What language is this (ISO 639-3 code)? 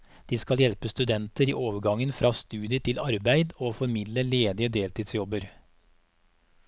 nor